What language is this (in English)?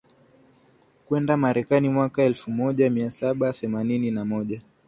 Swahili